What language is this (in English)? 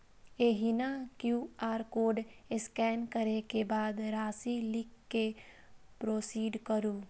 Maithili